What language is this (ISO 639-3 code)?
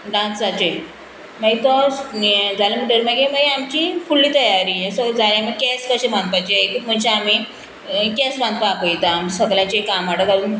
kok